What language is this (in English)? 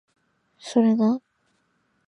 Japanese